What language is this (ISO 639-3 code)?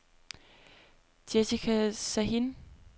dan